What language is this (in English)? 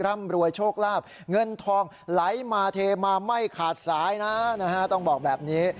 Thai